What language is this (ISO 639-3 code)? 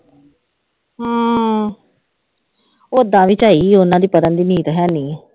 pan